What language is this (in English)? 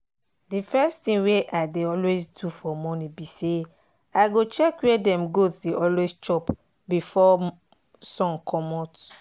Nigerian Pidgin